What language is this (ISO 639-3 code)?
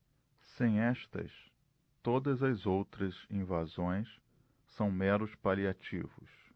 por